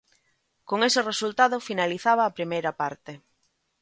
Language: Galician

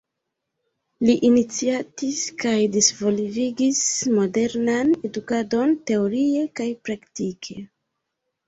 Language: Esperanto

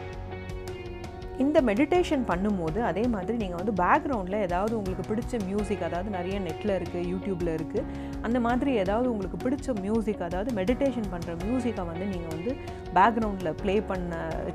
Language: Tamil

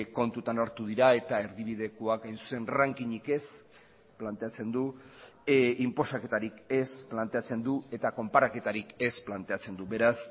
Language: Basque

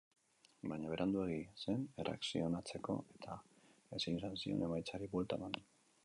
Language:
Basque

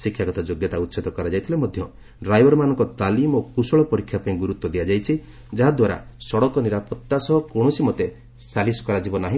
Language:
Odia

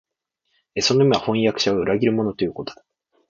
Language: Japanese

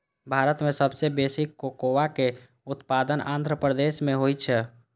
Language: Maithili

